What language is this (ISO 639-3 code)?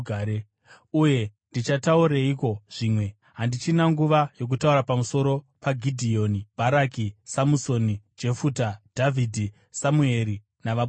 sna